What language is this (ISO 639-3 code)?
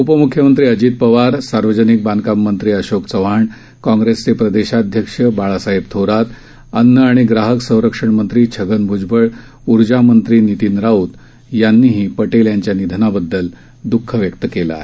mar